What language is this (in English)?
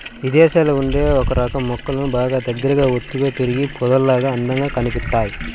Telugu